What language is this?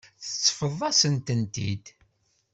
Kabyle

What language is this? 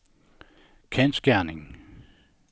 Danish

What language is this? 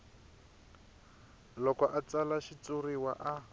Tsonga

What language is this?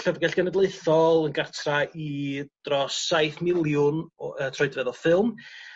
Welsh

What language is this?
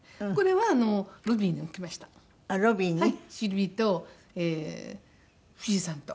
Japanese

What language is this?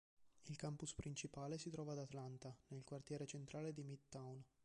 Italian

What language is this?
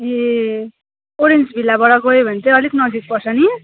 Nepali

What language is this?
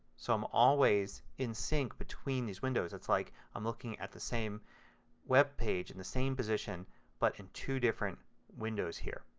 English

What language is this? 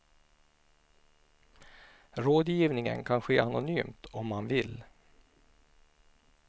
Swedish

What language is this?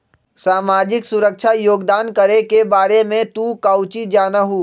Magahi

